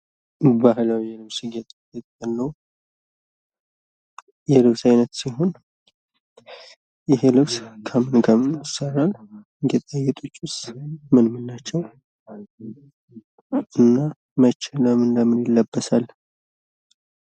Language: Amharic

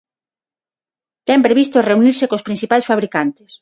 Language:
Galician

